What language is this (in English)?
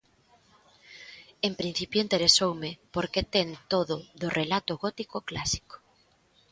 Galician